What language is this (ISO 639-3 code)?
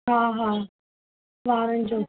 snd